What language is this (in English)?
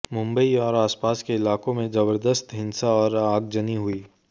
Hindi